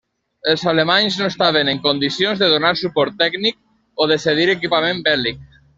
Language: Catalan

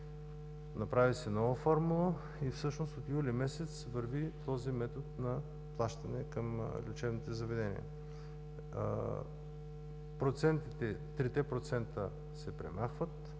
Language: Bulgarian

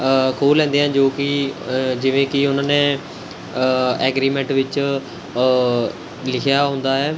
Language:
Punjabi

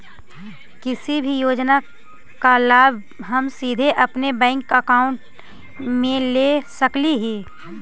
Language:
Magahi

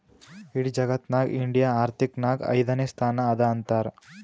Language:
Kannada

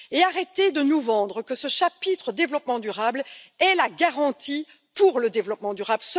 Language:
French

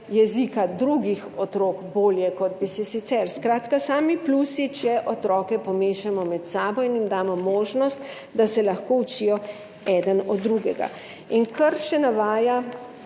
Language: Slovenian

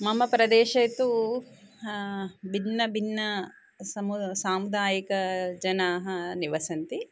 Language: Sanskrit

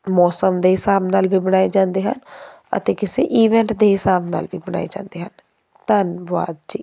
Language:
Punjabi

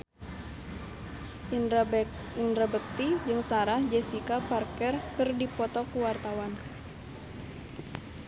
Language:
Sundanese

